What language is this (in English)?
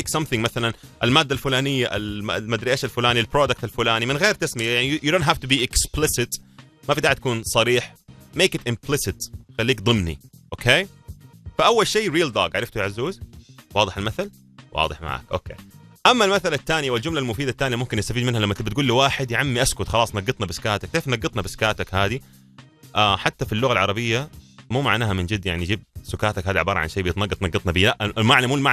Arabic